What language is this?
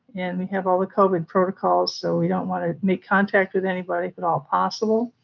English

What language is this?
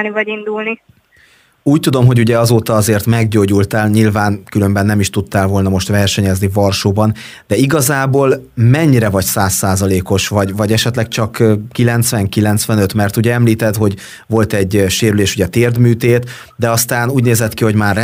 Hungarian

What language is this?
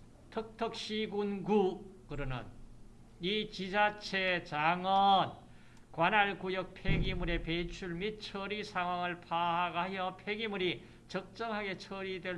Korean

